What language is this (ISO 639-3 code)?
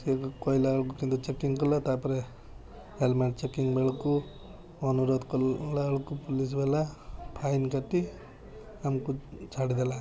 ori